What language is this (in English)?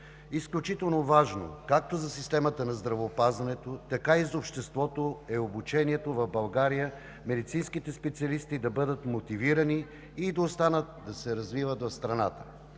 Bulgarian